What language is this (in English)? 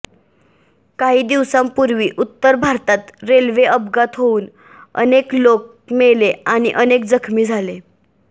Marathi